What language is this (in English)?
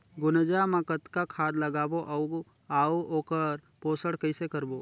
Chhattisgarhi